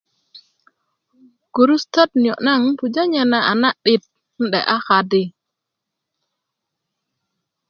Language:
Kuku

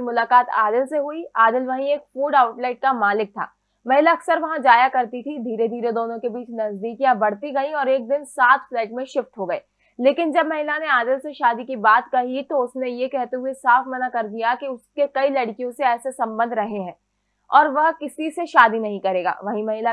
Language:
Hindi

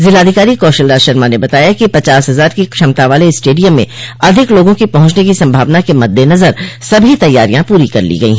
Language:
Hindi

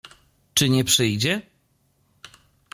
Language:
Polish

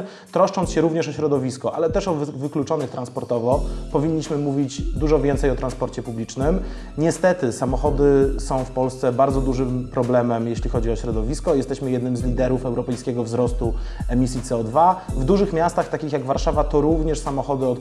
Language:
Polish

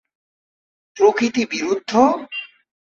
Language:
Bangla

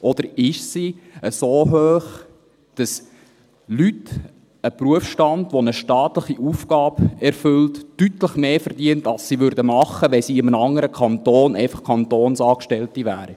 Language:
Swiss German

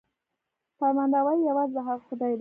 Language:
Pashto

